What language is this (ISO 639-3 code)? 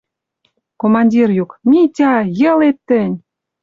mrj